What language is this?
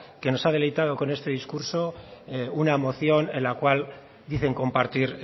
Spanish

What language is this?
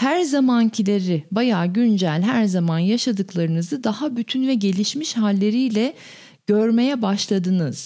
Turkish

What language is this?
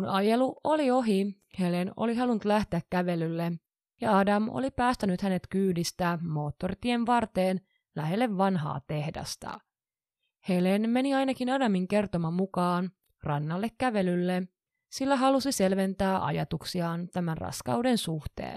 Finnish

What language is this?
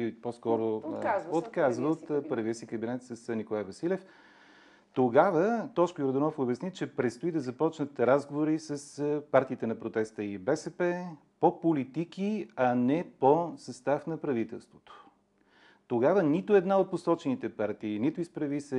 Bulgarian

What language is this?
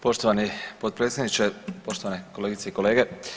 Croatian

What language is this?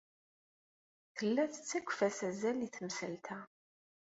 Kabyle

